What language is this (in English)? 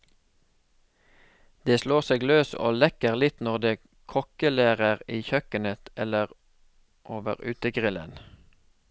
Norwegian